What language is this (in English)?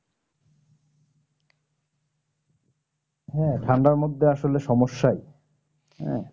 Bangla